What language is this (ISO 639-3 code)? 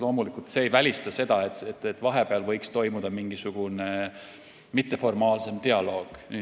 est